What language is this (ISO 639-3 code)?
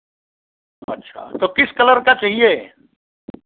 hin